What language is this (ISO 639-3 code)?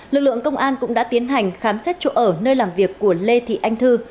vie